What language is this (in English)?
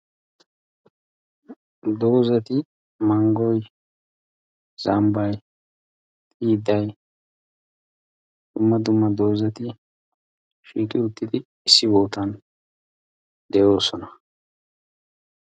Wolaytta